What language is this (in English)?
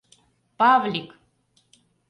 Mari